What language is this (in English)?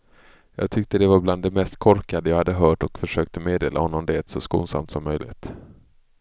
Swedish